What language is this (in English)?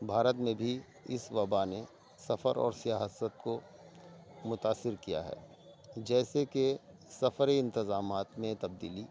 Urdu